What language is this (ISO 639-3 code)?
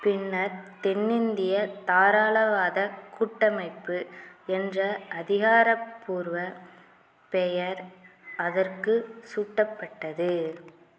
tam